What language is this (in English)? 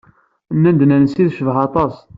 Kabyle